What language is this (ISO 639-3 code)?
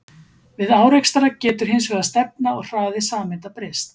isl